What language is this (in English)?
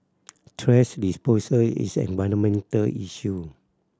English